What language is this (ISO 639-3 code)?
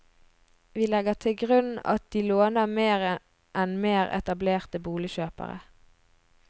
nor